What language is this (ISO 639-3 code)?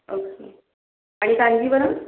mar